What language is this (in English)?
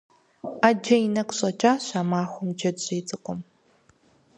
Kabardian